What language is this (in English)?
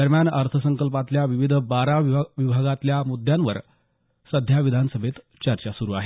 Marathi